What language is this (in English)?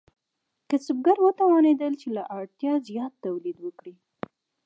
Pashto